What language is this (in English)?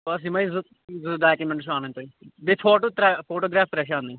Kashmiri